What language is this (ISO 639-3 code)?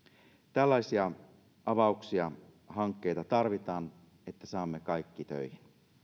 fin